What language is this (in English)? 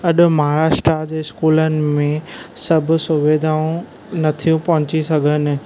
Sindhi